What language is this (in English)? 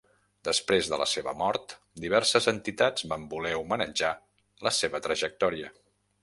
Catalan